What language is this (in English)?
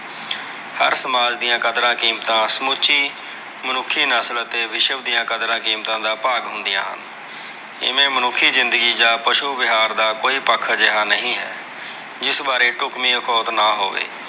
Punjabi